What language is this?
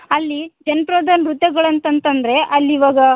Kannada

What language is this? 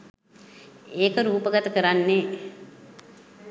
Sinhala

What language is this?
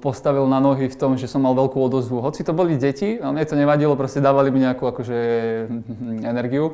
Slovak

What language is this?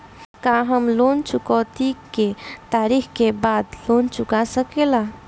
Bhojpuri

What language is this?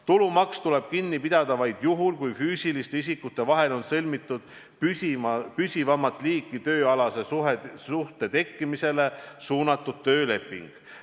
Estonian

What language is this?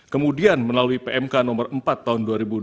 Indonesian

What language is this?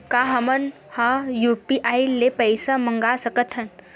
Chhattisgarhi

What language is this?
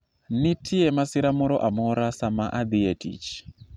Luo (Kenya and Tanzania)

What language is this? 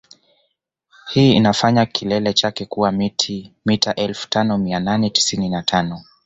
Swahili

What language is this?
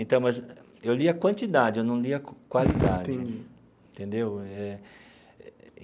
Portuguese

